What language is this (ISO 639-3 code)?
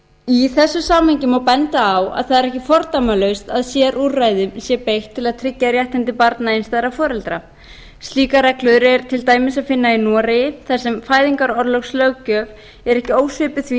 isl